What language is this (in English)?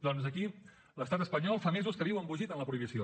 Catalan